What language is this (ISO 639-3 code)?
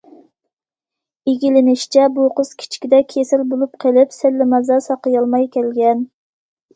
uig